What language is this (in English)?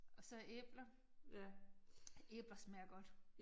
Danish